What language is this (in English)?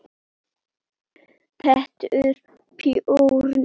Icelandic